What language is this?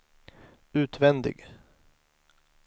Swedish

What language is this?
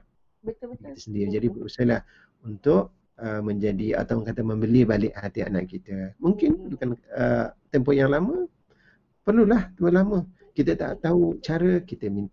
Malay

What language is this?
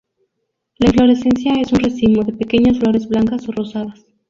Spanish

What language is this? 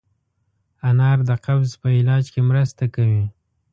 Pashto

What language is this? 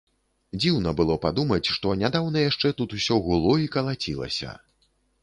Belarusian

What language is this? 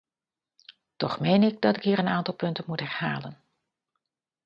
Dutch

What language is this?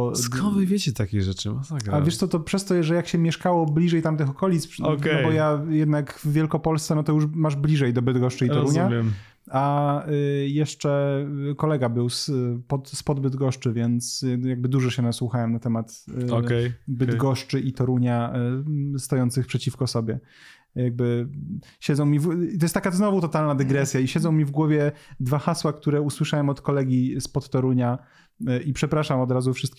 Polish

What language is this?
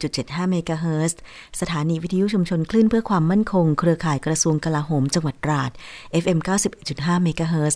Thai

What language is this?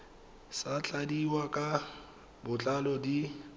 Tswana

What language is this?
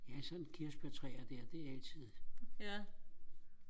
Danish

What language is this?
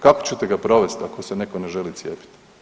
Croatian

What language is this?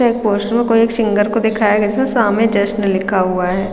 Hindi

